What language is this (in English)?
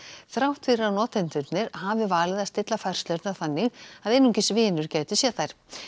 Icelandic